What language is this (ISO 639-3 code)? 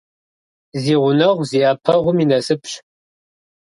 kbd